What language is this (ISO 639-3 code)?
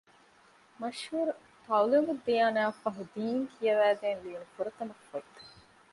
div